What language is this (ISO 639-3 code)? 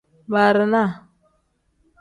kdh